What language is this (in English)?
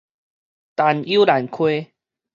Min Nan Chinese